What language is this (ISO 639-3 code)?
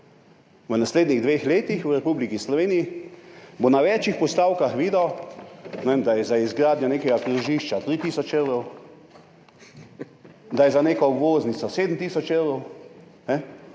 slv